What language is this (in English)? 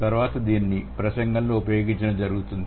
Telugu